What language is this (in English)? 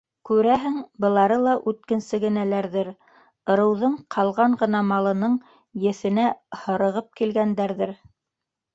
Bashkir